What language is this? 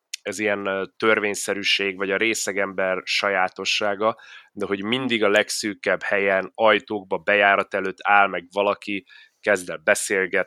Hungarian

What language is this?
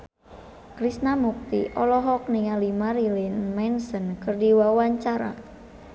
Sundanese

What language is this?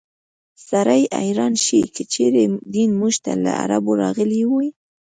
Pashto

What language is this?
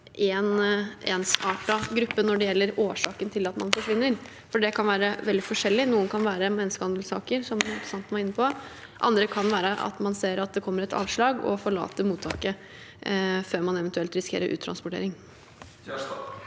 Norwegian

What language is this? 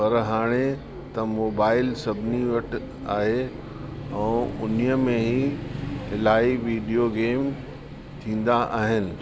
Sindhi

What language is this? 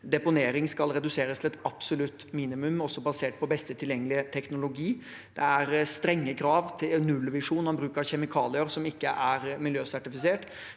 Norwegian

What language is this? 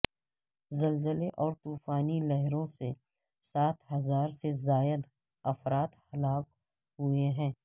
Urdu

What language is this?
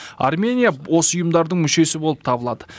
Kazakh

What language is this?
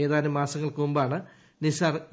Malayalam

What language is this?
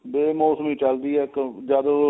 Punjabi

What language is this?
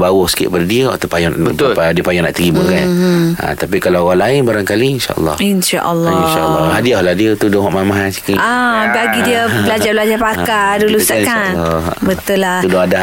Malay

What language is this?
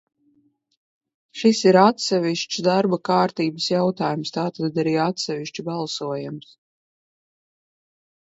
Latvian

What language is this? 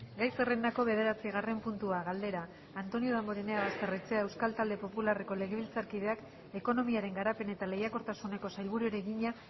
Basque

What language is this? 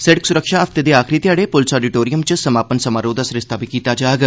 Dogri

